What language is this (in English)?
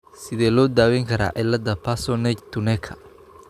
Somali